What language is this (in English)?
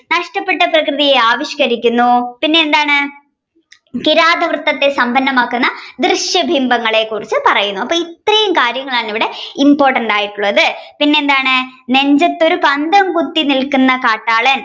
Malayalam